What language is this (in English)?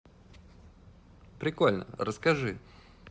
Russian